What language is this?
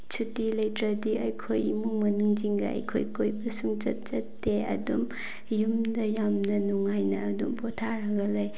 Manipuri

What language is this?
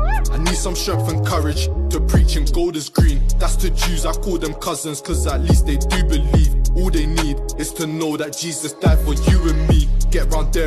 English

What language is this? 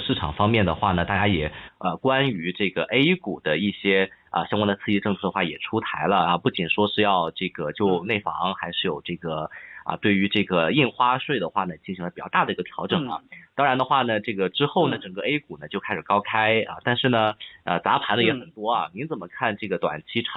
Chinese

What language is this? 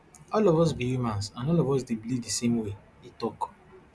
Nigerian Pidgin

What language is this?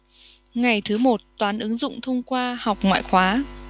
Vietnamese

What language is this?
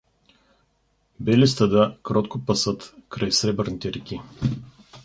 Bulgarian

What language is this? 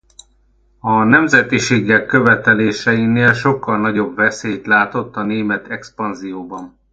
Hungarian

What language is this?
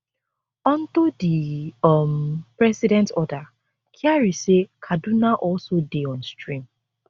Nigerian Pidgin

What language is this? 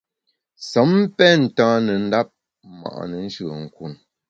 Bamun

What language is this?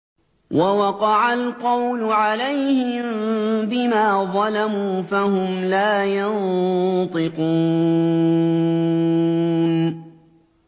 Arabic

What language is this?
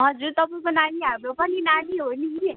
Nepali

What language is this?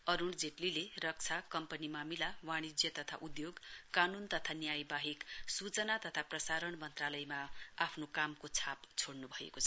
Nepali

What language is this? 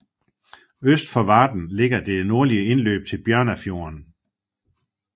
Danish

